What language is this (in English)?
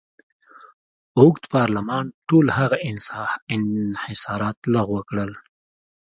Pashto